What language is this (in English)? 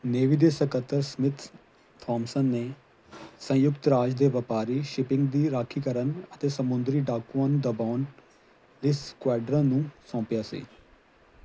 Punjabi